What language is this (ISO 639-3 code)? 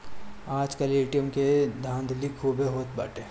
bho